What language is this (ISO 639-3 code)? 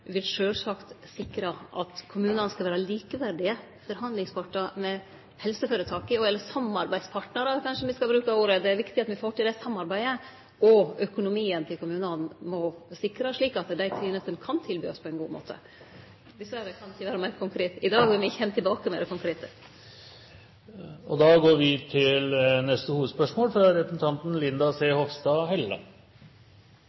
nno